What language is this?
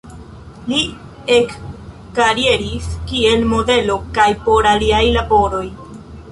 Esperanto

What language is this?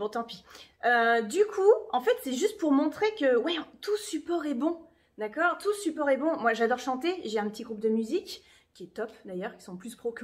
French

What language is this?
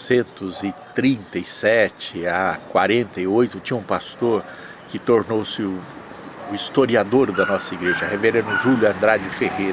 Portuguese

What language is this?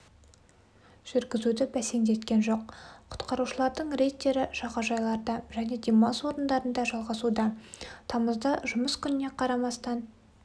Kazakh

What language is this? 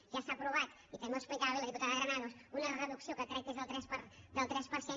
Catalan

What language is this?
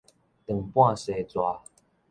Min Nan Chinese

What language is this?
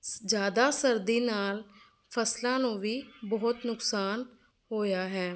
Punjabi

